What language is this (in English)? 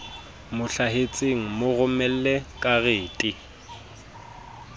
Southern Sotho